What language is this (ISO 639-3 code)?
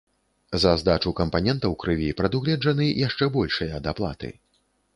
bel